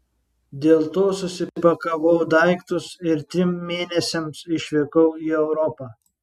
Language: Lithuanian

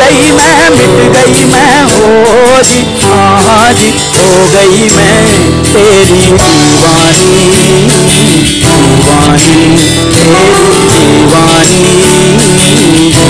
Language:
Hindi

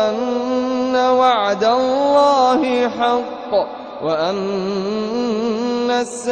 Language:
Arabic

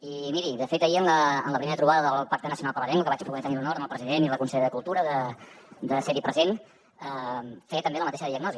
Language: Catalan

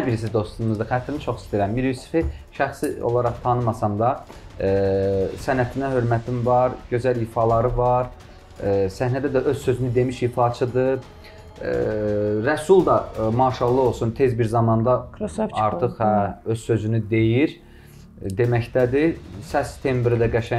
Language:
Turkish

